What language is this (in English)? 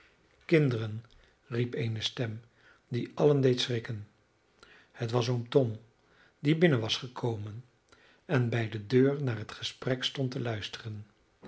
Dutch